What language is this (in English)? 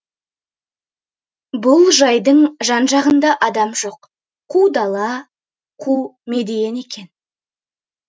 Kazakh